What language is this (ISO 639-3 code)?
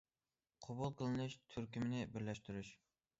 uig